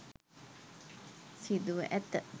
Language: Sinhala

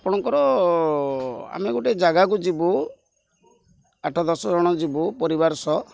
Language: Odia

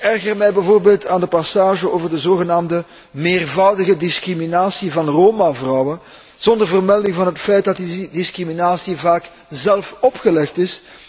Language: Dutch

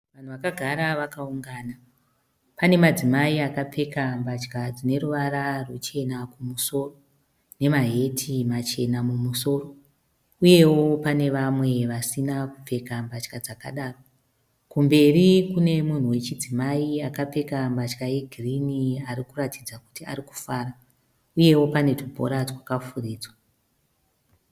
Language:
Shona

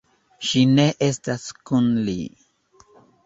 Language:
Esperanto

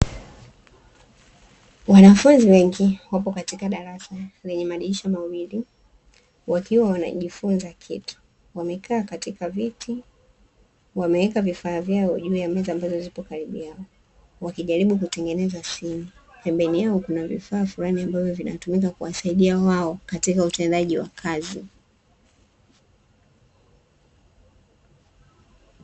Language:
Swahili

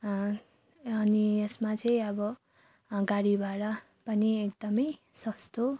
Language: Nepali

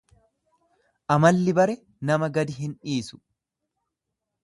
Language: Oromo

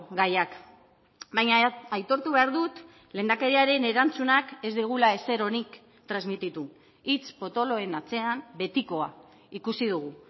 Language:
Basque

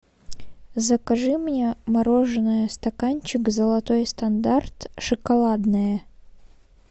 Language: Russian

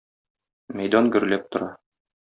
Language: Tatar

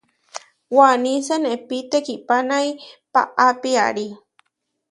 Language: Huarijio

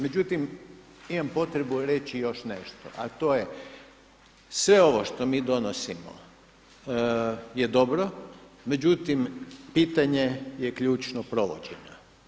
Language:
Croatian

